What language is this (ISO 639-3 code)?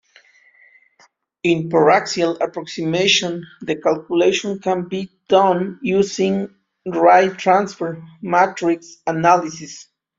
eng